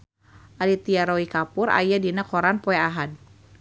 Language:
Sundanese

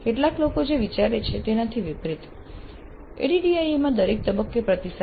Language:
Gujarati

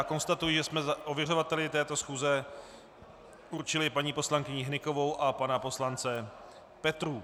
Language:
Czech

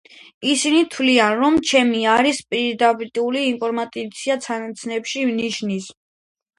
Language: Georgian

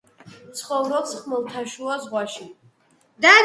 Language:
Georgian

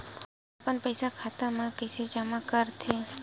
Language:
Chhattisgarhi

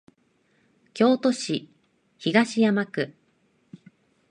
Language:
Japanese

